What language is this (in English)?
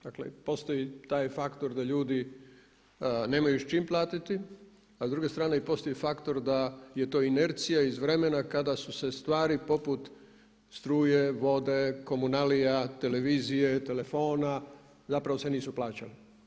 Croatian